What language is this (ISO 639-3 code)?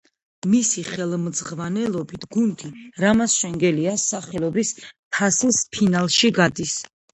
kat